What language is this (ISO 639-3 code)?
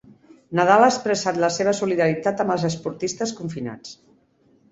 cat